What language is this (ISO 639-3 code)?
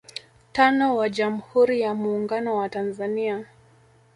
swa